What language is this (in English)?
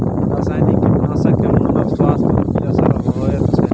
Maithili